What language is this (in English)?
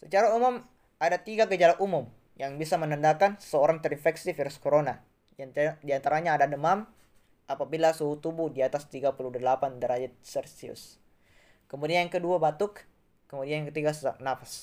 Indonesian